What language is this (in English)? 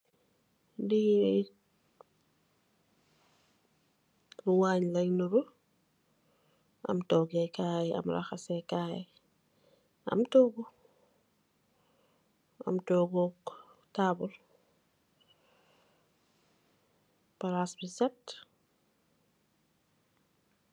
Wolof